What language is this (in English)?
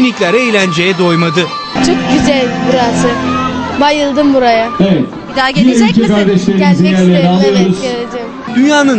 Turkish